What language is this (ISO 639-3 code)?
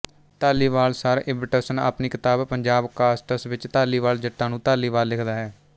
pan